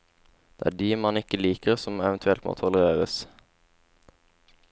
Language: Norwegian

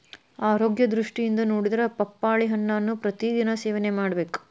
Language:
Kannada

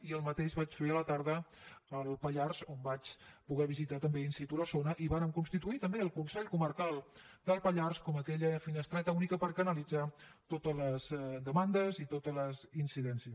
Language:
Catalan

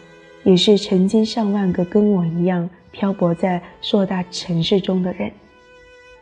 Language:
Chinese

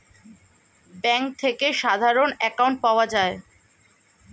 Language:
Bangla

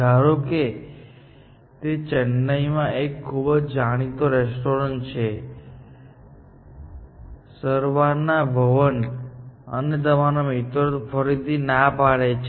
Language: Gujarati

